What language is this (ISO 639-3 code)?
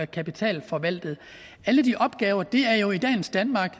dan